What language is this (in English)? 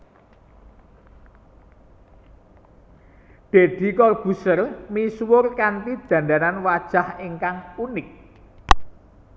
Javanese